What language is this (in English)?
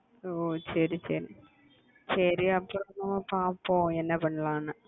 Tamil